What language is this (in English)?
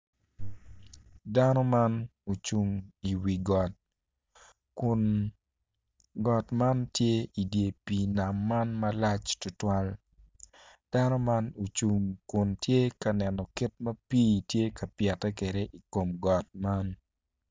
Acoli